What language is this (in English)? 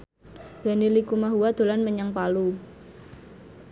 Javanese